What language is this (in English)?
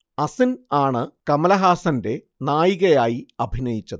Malayalam